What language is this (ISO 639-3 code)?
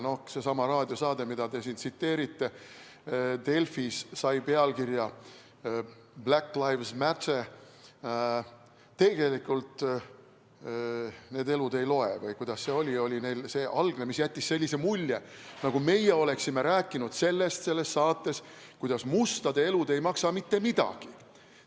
est